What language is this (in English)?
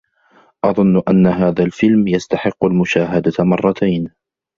Arabic